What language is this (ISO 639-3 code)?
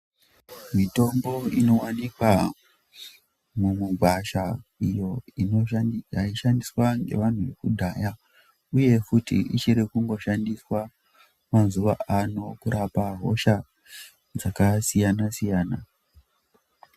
ndc